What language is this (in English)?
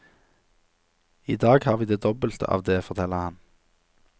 Norwegian